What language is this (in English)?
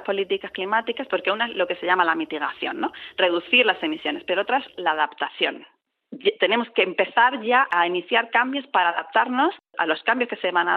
Spanish